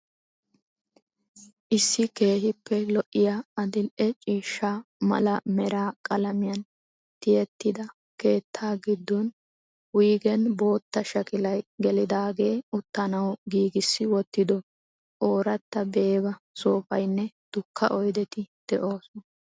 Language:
Wolaytta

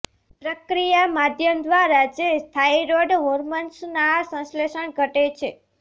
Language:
Gujarati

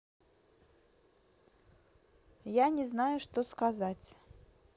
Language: Russian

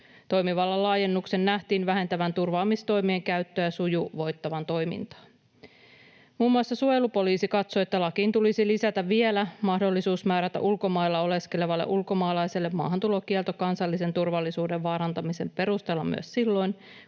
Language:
Finnish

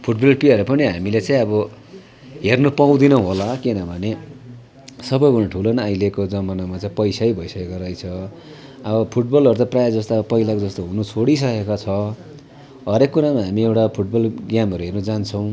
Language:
Nepali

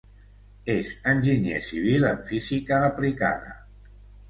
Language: Catalan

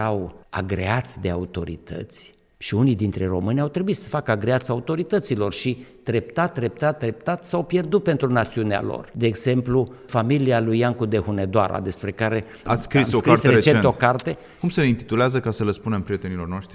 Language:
Romanian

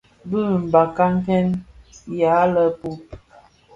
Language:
Bafia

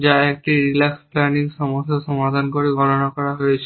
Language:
Bangla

